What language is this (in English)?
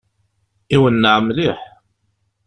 Kabyle